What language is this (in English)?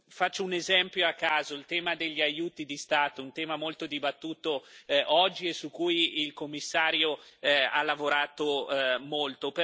Italian